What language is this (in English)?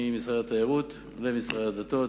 Hebrew